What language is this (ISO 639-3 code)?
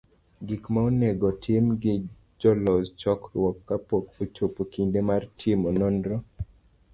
luo